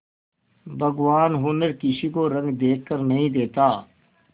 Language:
Hindi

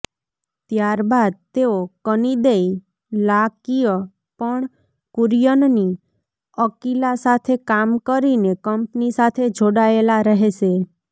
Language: Gujarati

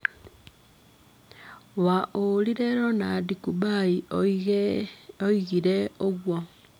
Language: Kikuyu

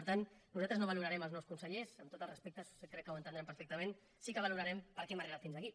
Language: Catalan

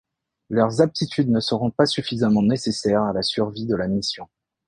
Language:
French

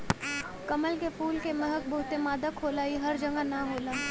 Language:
Bhojpuri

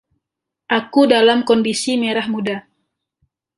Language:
Indonesian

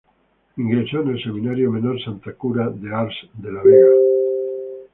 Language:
Spanish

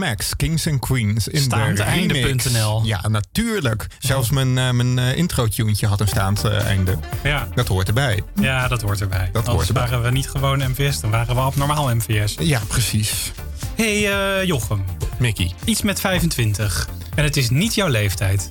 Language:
Dutch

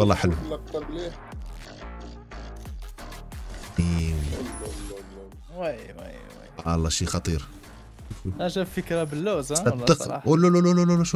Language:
Arabic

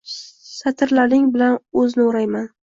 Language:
Uzbek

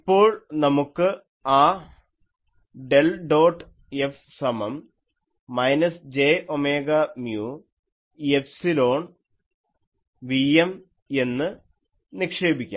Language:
Malayalam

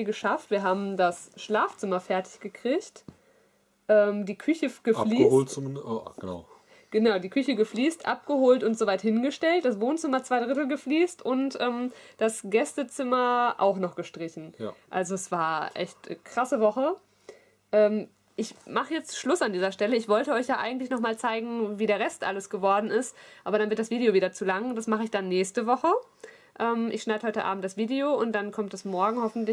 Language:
German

